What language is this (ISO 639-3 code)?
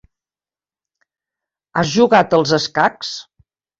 cat